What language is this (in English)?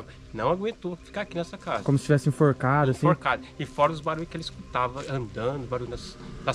Portuguese